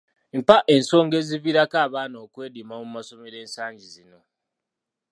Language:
Ganda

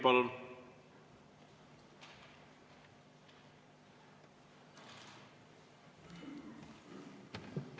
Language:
Estonian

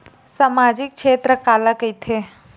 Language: Chhattisgarhi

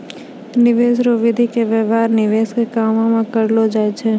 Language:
Maithili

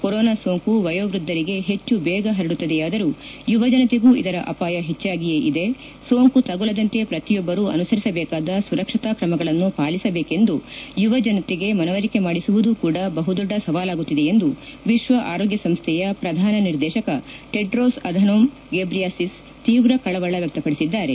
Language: Kannada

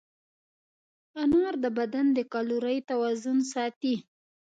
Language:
Pashto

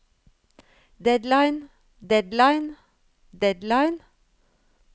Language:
Norwegian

